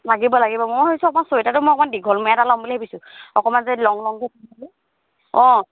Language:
Assamese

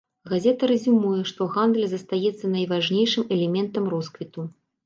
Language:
Belarusian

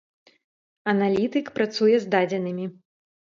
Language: Belarusian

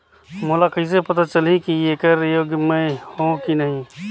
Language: Chhattisgarhi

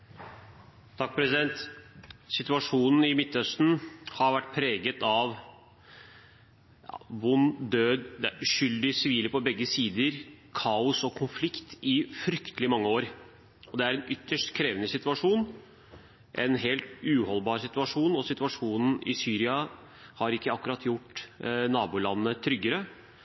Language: Norwegian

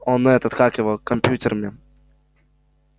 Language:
Russian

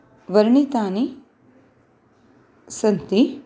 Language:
Sanskrit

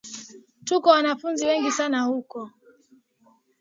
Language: Swahili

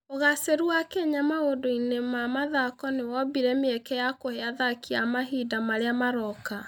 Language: Kikuyu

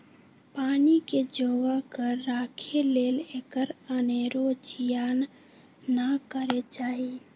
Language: Magahi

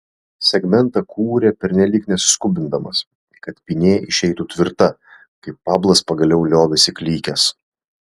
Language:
Lithuanian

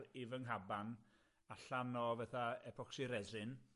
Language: Welsh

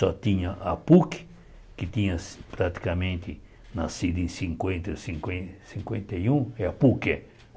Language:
Portuguese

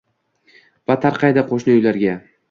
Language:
Uzbek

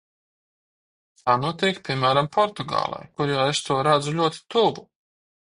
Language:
Latvian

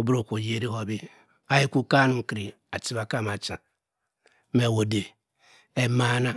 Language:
Cross River Mbembe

